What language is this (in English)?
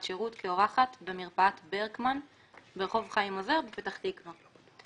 Hebrew